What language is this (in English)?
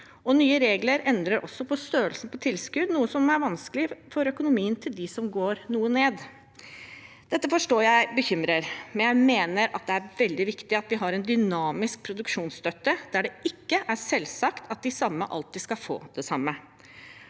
Norwegian